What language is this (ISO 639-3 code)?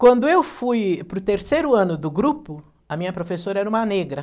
por